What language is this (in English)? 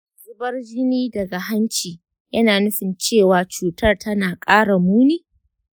Hausa